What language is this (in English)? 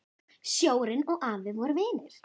Icelandic